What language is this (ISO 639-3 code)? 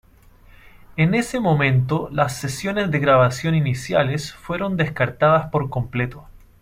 spa